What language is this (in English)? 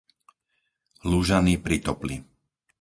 Slovak